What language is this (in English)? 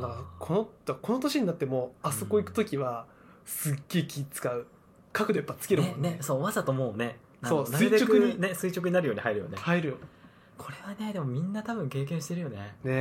Japanese